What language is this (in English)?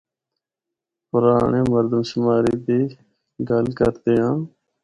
Northern Hindko